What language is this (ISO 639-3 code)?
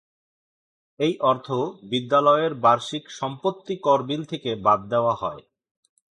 ben